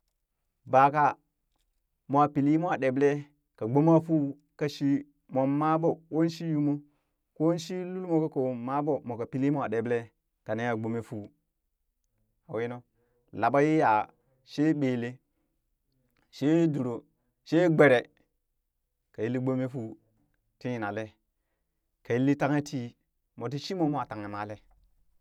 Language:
Burak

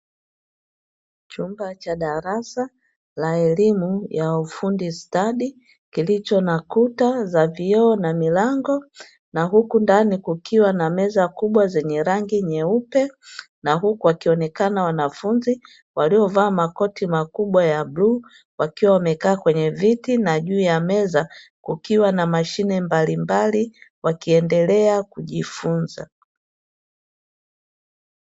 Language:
Swahili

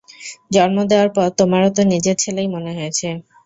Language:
Bangla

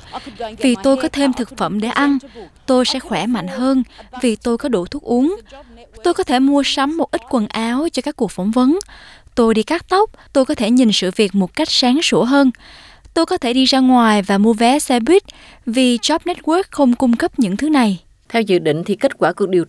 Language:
Vietnamese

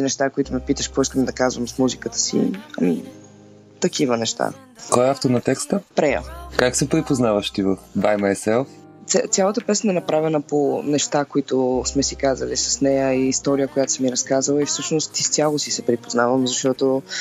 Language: Bulgarian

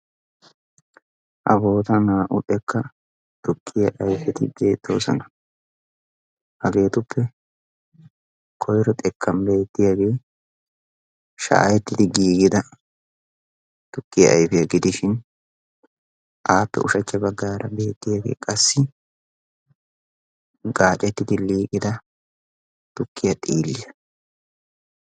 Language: Wolaytta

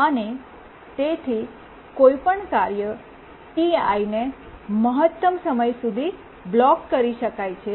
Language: Gujarati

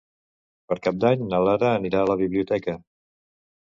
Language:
Catalan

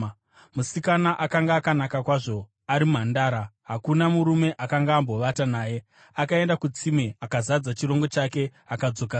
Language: Shona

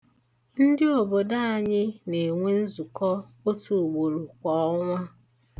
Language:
Igbo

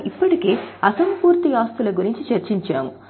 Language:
Telugu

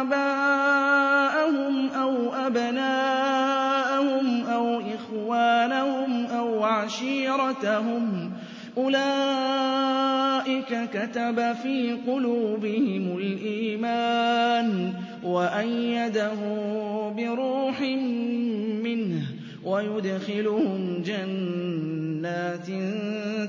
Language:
Arabic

